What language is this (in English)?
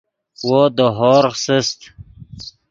Yidgha